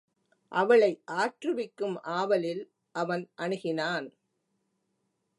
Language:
Tamil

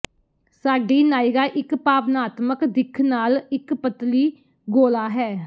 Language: Punjabi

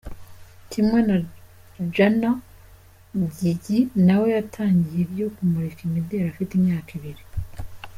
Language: Kinyarwanda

